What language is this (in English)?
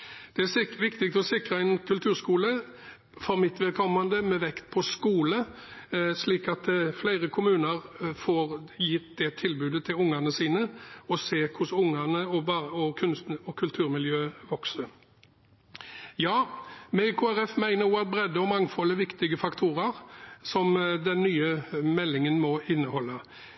Norwegian Bokmål